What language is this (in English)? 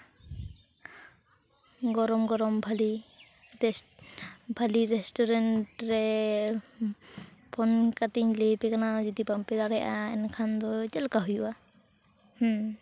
Santali